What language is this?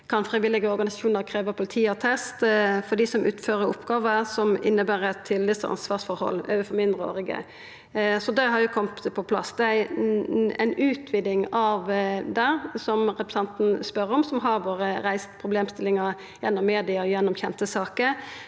Norwegian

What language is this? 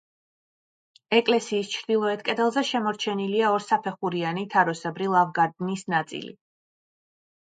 Georgian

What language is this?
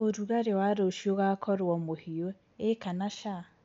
Kikuyu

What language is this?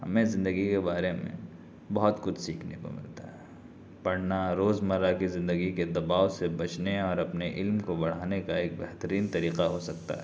Urdu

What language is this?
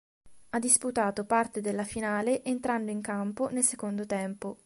Italian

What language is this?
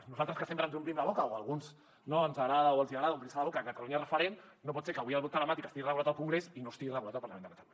Catalan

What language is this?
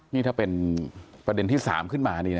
Thai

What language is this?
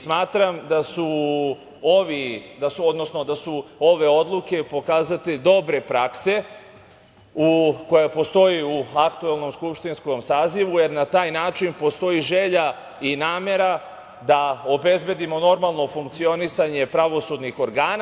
Serbian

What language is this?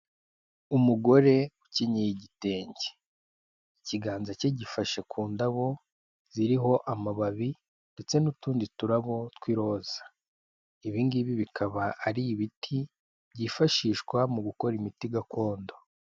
Kinyarwanda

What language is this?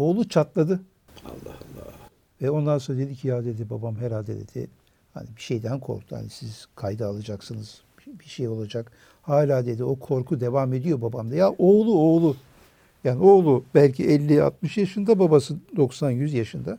Turkish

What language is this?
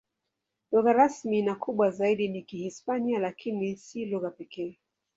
Swahili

